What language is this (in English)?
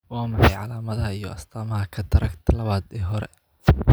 Somali